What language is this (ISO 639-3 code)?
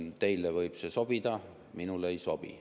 est